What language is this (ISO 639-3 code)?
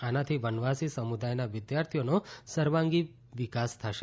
guj